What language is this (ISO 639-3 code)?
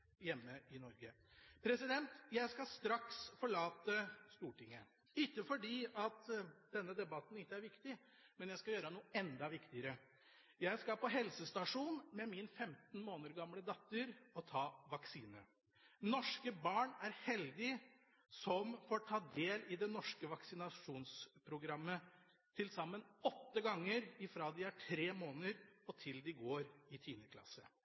nob